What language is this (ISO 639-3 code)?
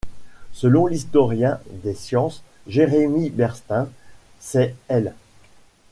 fra